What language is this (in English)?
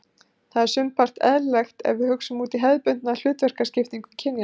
Icelandic